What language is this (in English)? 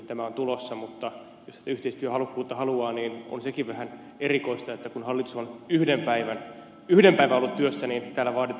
Finnish